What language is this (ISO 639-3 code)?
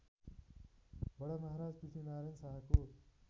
nep